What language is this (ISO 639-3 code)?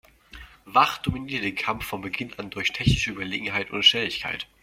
deu